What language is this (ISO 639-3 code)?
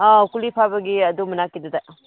mni